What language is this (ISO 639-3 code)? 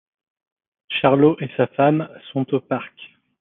fra